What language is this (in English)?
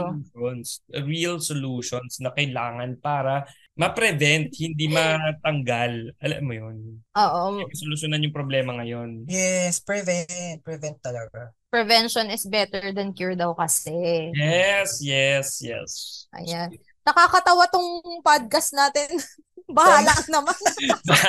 Filipino